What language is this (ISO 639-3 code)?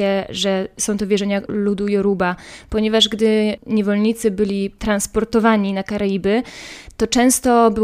pol